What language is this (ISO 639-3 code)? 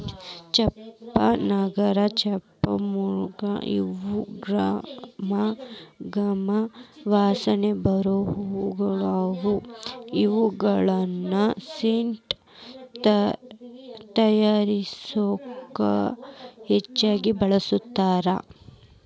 kan